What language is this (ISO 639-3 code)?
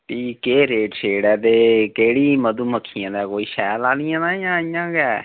doi